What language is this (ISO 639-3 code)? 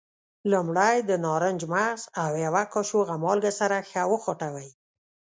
pus